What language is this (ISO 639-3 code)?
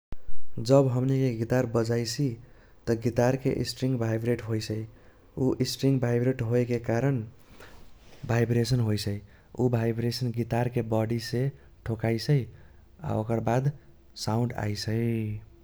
thq